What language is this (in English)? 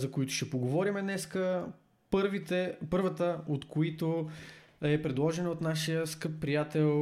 Bulgarian